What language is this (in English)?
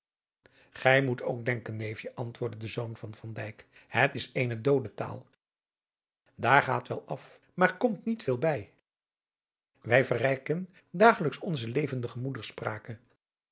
Dutch